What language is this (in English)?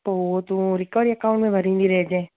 Sindhi